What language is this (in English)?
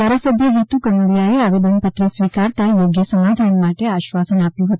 Gujarati